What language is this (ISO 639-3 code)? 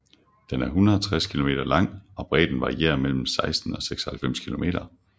dan